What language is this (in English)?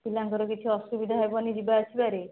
Odia